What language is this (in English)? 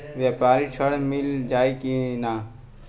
Bhojpuri